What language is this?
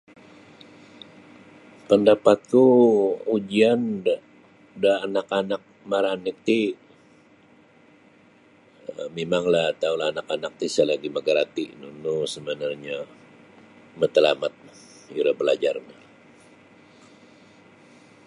Sabah Bisaya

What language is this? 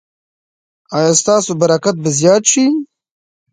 Pashto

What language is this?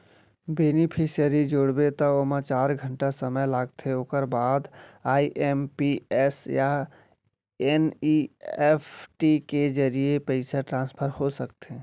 Chhattisgarhi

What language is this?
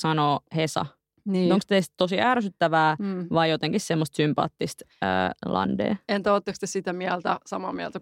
Finnish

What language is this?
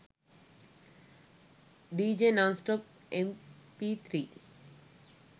Sinhala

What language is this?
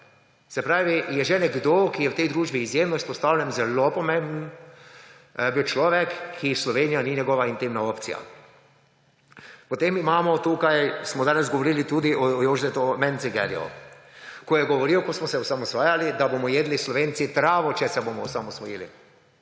Slovenian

